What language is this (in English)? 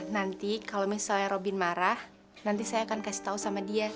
Indonesian